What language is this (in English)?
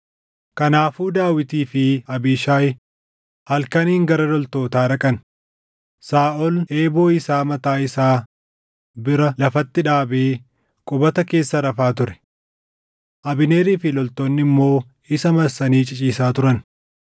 Oromo